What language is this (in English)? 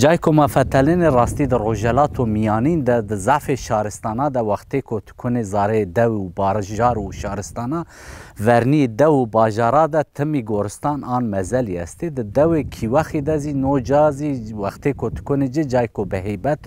Turkish